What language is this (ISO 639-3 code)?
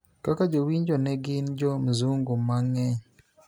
luo